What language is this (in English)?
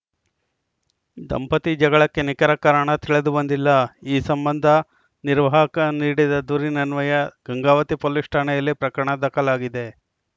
Kannada